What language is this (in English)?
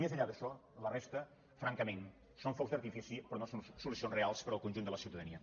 Catalan